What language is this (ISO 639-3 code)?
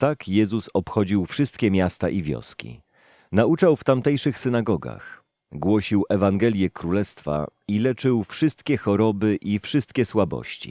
pol